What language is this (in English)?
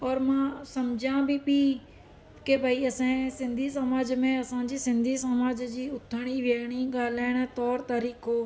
Sindhi